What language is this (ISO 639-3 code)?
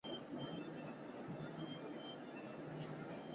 zho